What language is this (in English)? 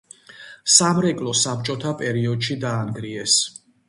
Georgian